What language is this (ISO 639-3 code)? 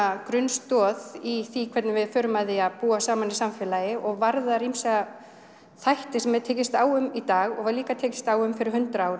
isl